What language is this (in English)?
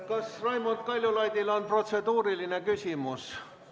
Estonian